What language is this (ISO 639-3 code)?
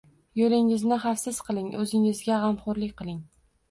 uzb